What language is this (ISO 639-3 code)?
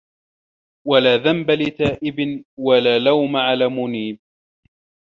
ara